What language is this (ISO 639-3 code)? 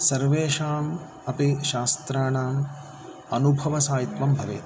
san